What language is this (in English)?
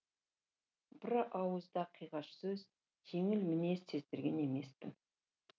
Kazakh